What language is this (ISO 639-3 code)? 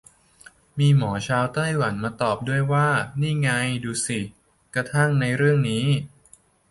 tha